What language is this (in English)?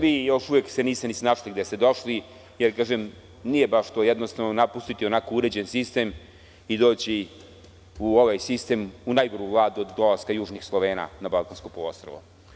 Serbian